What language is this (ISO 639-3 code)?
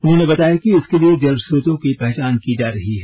hin